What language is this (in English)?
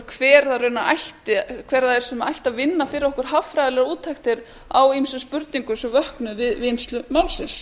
Icelandic